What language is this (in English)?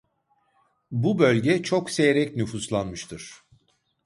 Turkish